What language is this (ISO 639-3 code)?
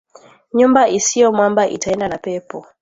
swa